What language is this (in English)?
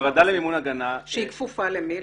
Hebrew